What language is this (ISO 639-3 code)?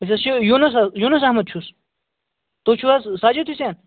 kas